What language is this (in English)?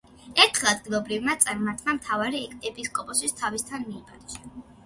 Georgian